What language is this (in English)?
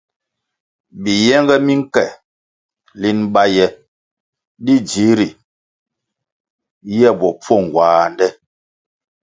Kwasio